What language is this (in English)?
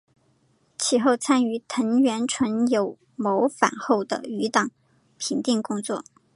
Chinese